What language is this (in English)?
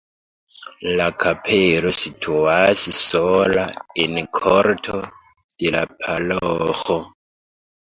Esperanto